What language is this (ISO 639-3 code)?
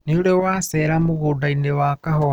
kik